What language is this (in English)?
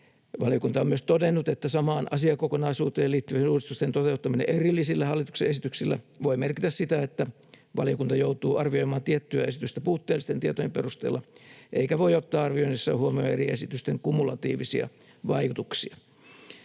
Finnish